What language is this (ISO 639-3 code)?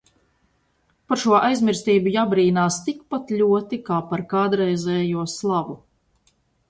lav